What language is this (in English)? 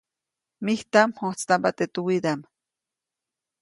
Copainalá Zoque